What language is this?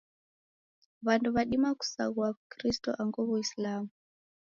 Taita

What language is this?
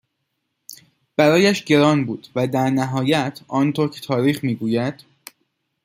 Persian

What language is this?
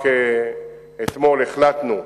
Hebrew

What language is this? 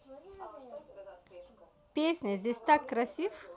Russian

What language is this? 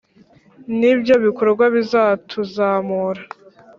Kinyarwanda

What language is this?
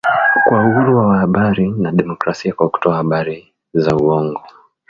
Swahili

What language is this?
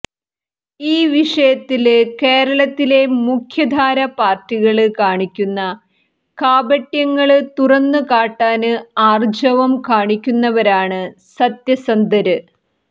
Malayalam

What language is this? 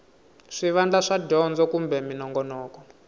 Tsonga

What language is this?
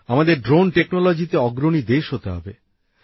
Bangla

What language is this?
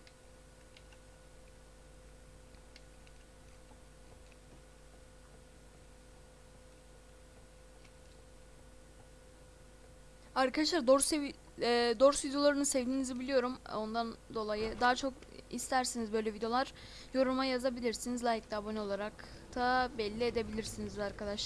Turkish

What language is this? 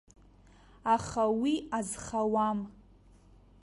Abkhazian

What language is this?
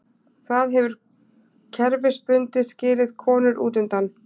Icelandic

